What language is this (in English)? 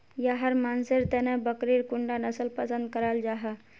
Magahi